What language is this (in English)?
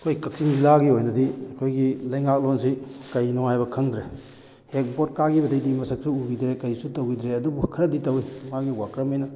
Manipuri